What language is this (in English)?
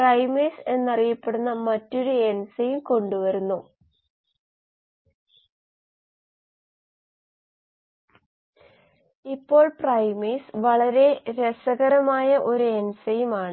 Malayalam